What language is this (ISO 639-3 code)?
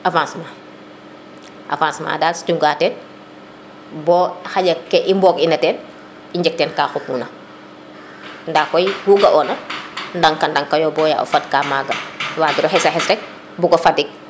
srr